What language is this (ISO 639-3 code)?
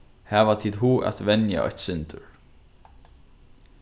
fao